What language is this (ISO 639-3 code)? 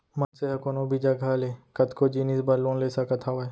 hne